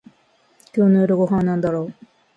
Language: Japanese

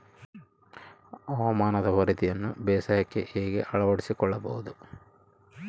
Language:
Kannada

